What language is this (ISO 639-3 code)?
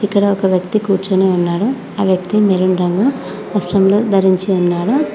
tel